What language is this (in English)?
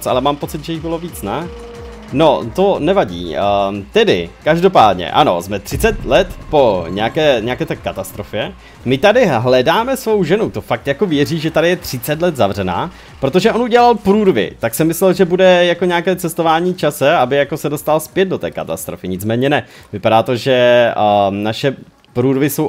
Czech